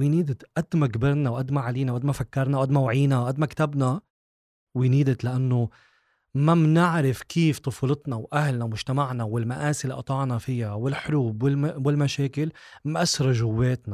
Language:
Arabic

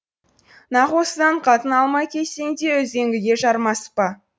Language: Kazakh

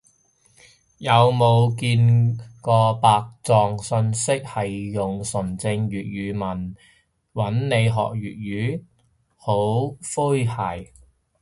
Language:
Cantonese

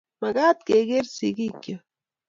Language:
Kalenjin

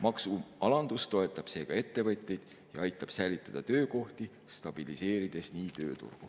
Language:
Estonian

